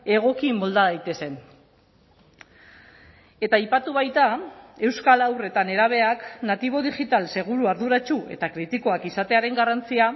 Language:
Basque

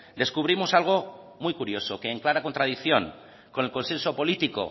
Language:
Spanish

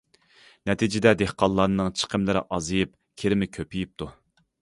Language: Uyghur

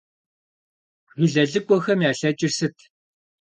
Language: Kabardian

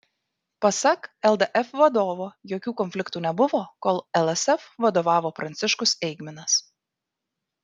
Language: Lithuanian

